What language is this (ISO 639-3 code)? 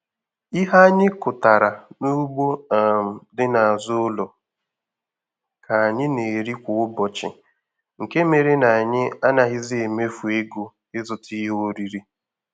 ibo